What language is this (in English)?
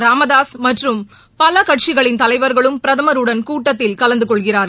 Tamil